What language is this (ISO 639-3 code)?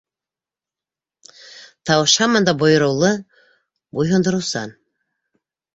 bak